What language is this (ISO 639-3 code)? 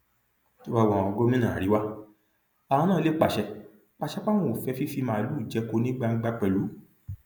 yor